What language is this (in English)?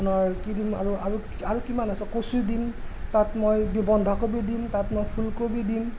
Assamese